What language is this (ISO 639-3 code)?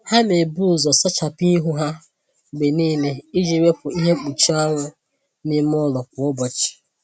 ibo